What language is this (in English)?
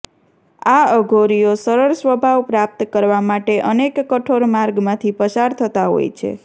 Gujarati